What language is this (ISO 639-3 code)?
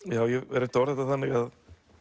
isl